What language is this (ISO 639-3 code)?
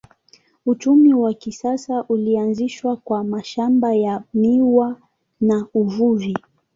swa